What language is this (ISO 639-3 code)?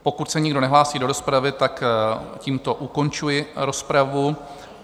ces